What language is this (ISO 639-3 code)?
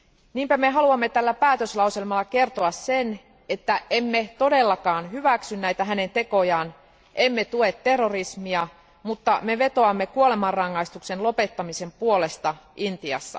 fin